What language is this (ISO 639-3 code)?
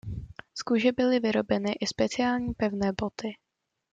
ces